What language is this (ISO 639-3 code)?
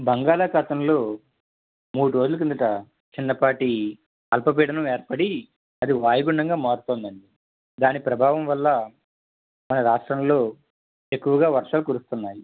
tel